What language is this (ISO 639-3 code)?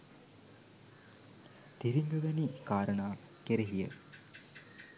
sin